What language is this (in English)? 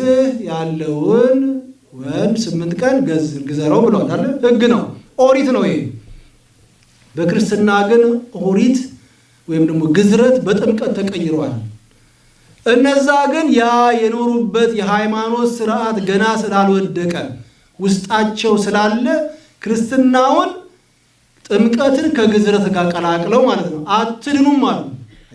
Amharic